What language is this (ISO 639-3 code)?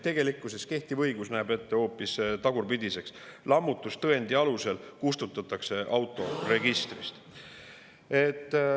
est